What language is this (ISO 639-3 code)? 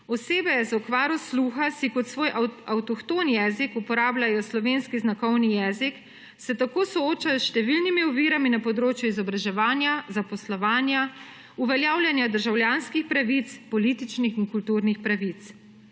slv